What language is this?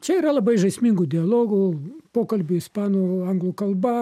Lithuanian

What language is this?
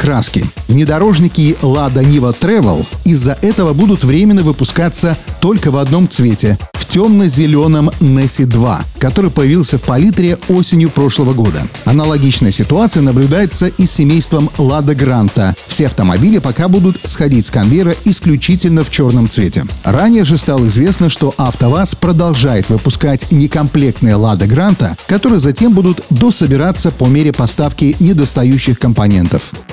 Russian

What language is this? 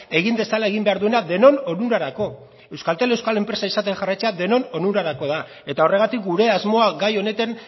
Basque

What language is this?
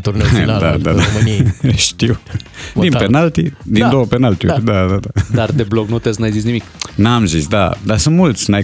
Romanian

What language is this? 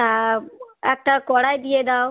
Bangla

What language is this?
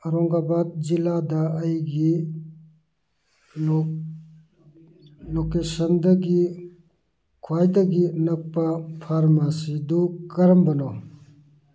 Manipuri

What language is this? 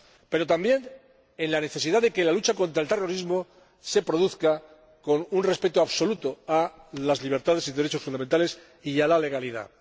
Spanish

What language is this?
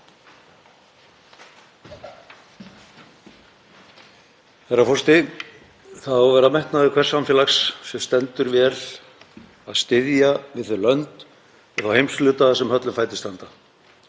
Icelandic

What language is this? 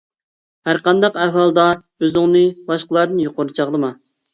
Uyghur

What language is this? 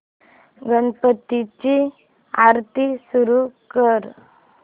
Marathi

